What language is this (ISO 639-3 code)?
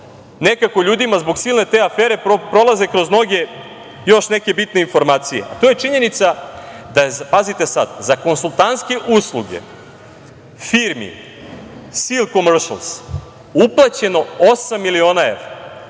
srp